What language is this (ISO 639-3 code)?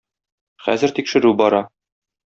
tat